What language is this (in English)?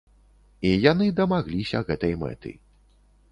Belarusian